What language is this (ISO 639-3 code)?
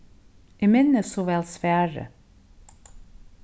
fao